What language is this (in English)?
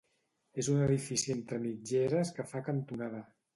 Catalan